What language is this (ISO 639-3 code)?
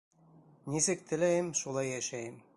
bak